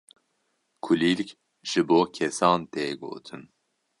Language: Kurdish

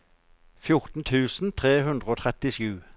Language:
Norwegian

